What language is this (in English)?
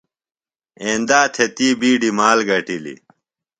Phalura